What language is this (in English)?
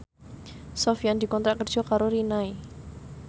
Javanese